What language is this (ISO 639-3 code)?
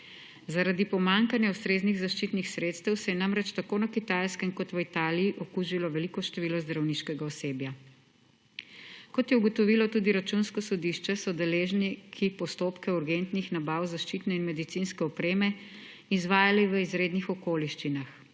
slv